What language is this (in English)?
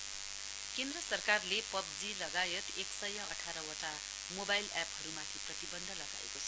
Nepali